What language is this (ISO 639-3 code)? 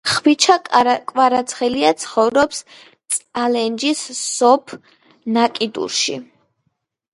kat